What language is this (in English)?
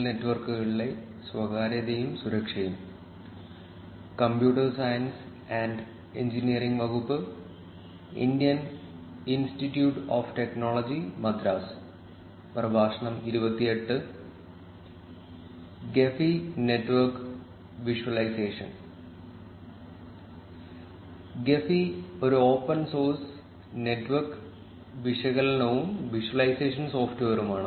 Malayalam